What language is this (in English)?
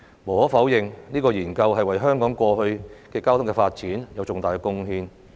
Cantonese